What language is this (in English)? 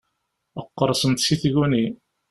Kabyle